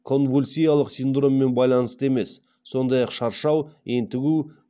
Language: Kazakh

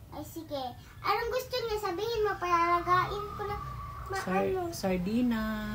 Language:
Filipino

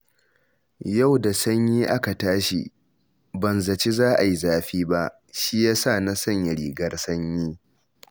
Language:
Hausa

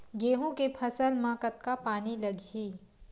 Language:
Chhattisgarhi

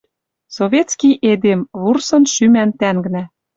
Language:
Western Mari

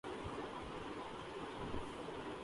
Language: Urdu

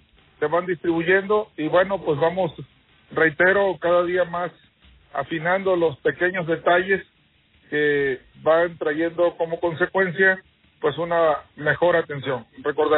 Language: Spanish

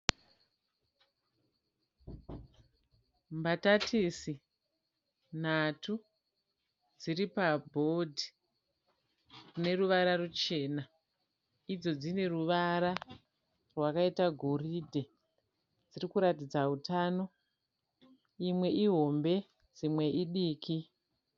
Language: Shona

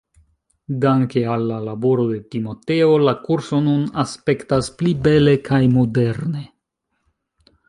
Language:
Esperanto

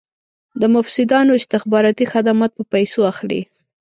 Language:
Pashto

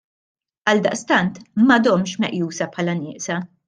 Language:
Maltese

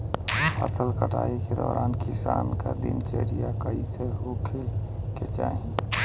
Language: Bhojpuri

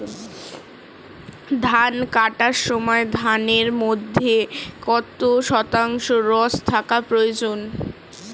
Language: Bangla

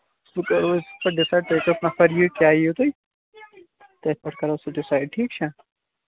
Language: Kashmiri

